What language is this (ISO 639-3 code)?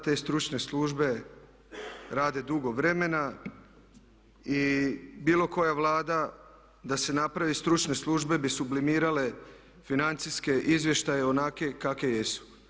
hrv